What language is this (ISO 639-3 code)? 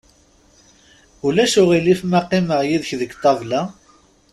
kab